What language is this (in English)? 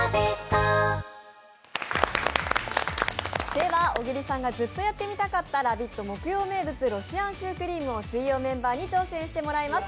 Japanese